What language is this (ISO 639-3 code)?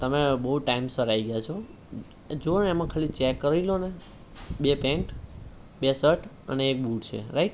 guj